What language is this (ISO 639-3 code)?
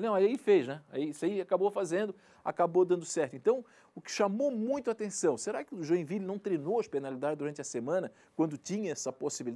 por